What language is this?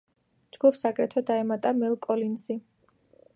Georgian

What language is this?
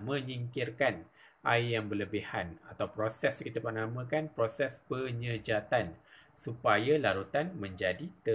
Malay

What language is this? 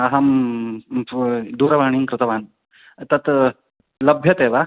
Sanskrit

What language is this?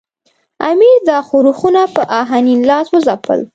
Pashto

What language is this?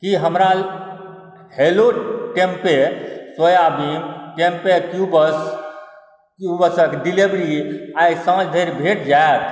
Maithili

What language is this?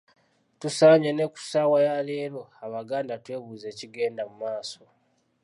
Ganda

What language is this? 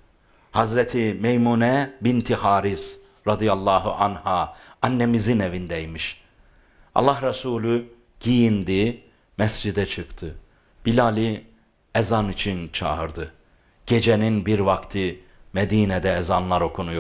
Turkish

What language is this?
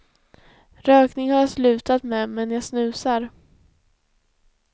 Swedish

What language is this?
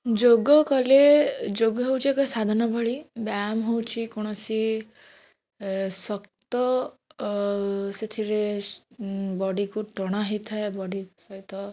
Odia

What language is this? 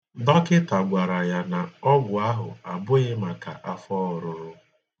Igbo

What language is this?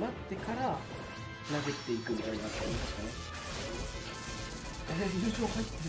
Japanese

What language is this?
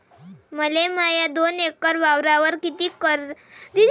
Marathi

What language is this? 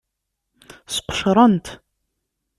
Kabyle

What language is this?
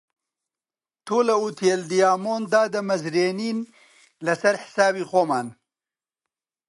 Central Kurdish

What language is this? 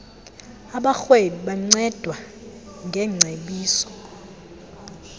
Xhosa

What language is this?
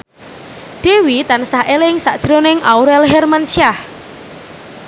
Javanese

